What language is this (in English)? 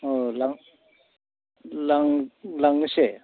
Bodo